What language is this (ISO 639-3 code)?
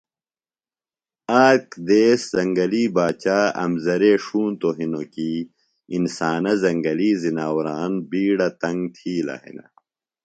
phl